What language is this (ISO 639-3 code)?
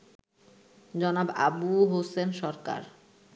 ben